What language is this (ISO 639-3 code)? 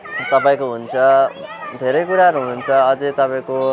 nep